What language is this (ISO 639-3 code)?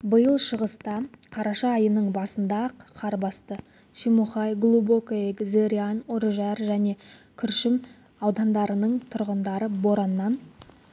kaz